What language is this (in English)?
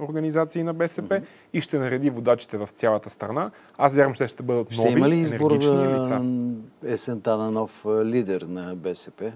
Bulgarian